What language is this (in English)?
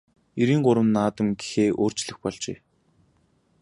Mongolian